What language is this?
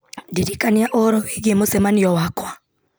Kikuyu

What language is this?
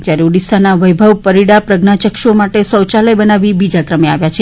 Gujarati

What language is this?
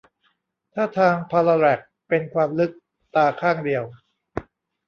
Thai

